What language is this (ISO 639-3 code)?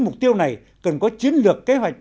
vie